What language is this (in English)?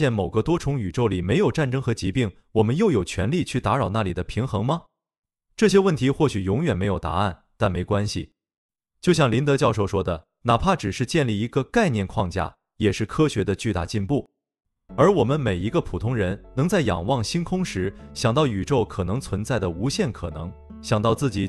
Chinese